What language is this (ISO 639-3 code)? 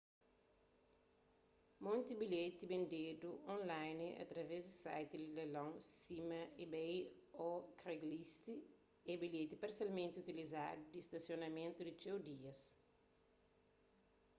kea